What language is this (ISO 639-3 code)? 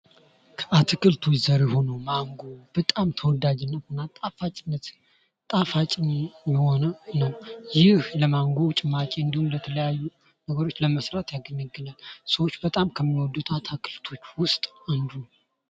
amh